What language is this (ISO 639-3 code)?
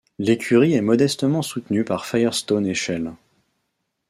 fra